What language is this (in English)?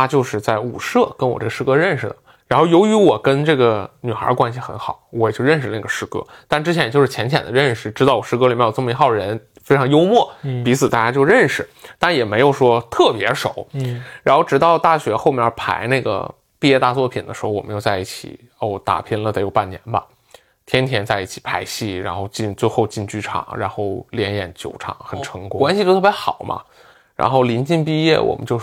Chinese